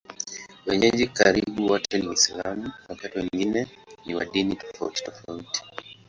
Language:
Swahili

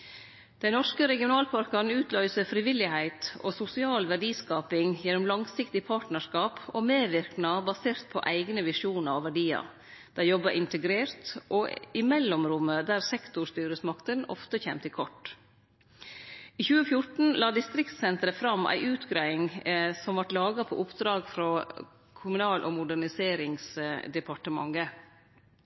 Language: Norwegian Nynorsk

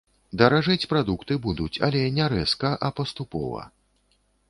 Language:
Belarusian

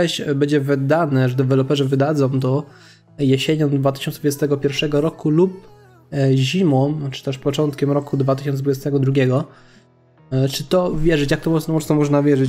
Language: Polish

